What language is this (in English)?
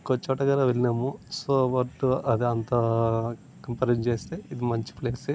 Telugu